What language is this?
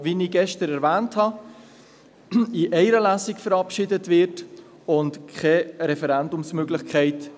Swiss German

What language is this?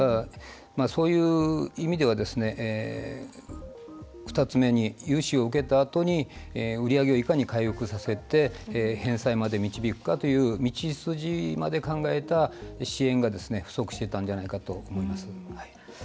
Japanese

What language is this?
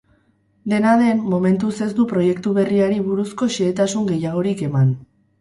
Basque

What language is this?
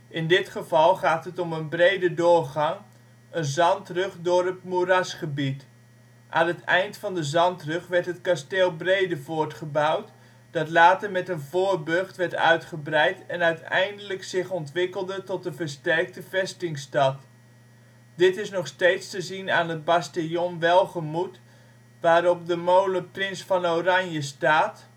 Dutch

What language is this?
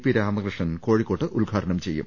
Malayalam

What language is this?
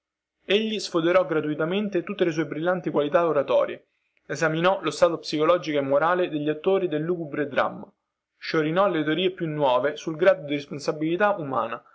Italian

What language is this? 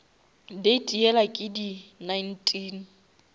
Northern Sotho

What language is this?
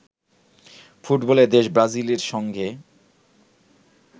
Bangla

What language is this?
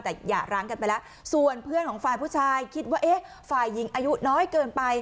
Thai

